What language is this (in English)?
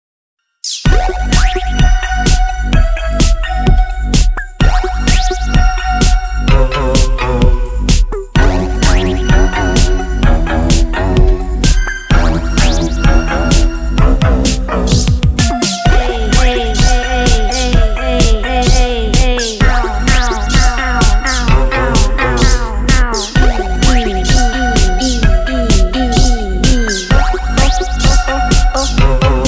Vietnamese